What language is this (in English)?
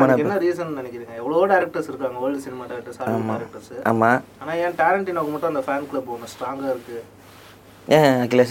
Tamil